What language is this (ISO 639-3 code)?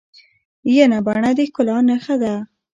pus